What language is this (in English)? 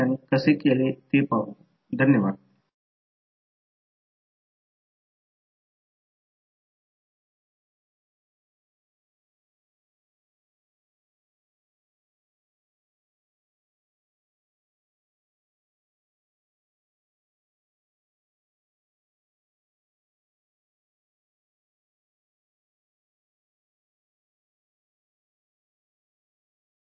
Marathi